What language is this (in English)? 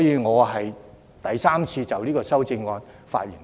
Cantonese